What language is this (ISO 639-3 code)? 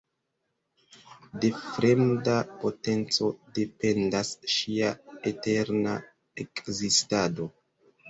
epo